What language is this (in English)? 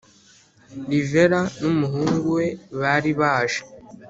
Kinyarwanda